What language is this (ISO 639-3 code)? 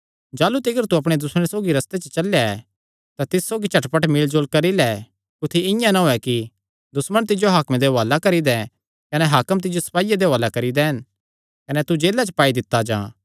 xnr